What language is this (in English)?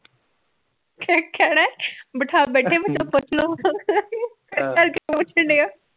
Punjabi